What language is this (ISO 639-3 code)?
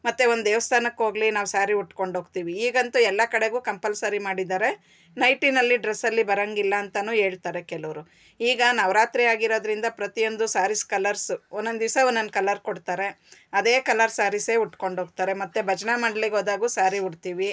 kan